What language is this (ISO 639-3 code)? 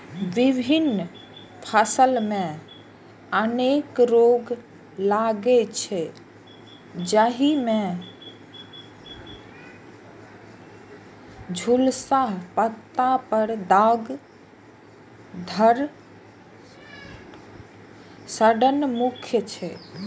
mai